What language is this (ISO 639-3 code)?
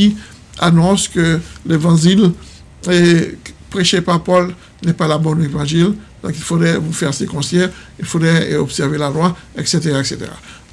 fra